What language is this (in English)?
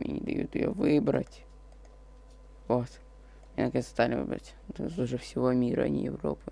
Russian